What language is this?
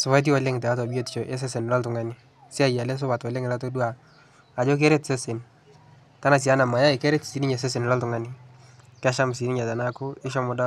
Masai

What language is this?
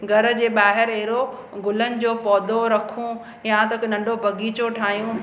Sindhi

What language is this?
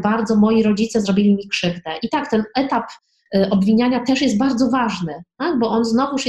Polish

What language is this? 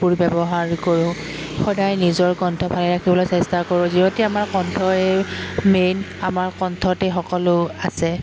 Assamese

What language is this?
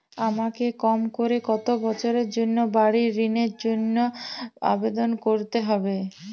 Bangla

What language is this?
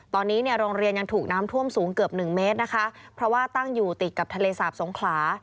Thai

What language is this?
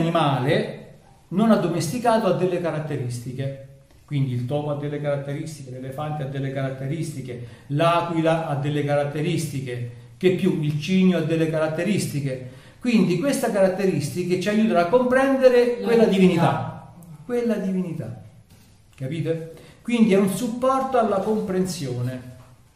Italian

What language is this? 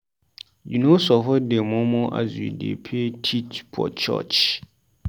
Nigerian Pidgin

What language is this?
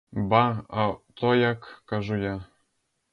Ukrainian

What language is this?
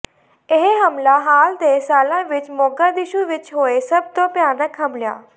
Punjabi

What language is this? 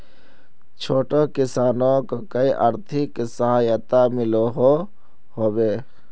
Magahi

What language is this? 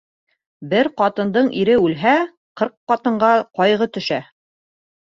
Bashkir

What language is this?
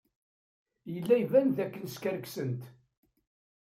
Kabyle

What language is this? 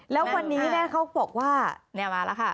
Thai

